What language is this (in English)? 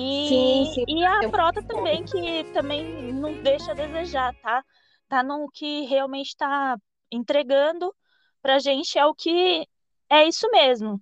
Portuguese